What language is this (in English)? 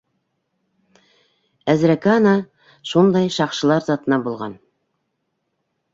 Bashkir